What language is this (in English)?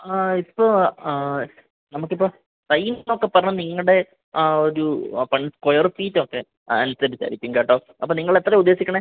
Malayalam